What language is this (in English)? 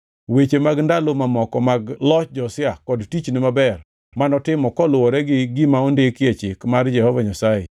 Luo (Kenya and Tanzania)